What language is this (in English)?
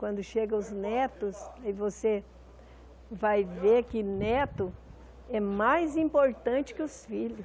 Portuguese